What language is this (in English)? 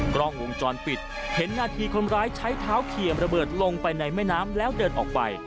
Thai